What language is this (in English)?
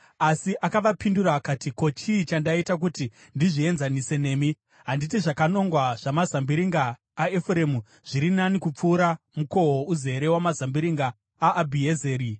Shona